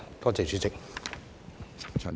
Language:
Cantonese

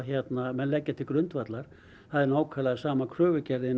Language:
Icelandic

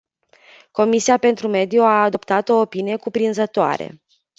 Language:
Romanian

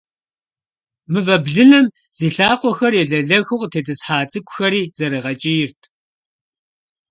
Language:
Kabardian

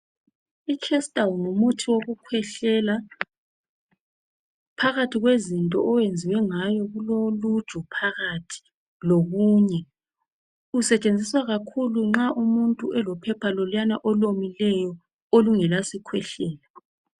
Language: North Ndebele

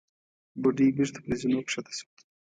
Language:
Pashto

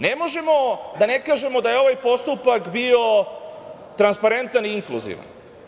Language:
Serbian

